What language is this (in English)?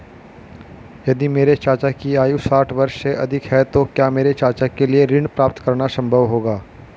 Hindi